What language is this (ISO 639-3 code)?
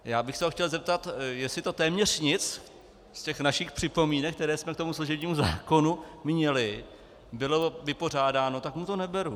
ces